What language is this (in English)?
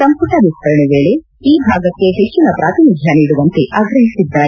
Kannada